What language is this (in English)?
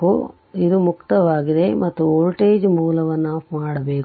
Kannada